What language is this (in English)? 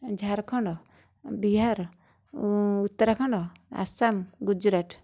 Odia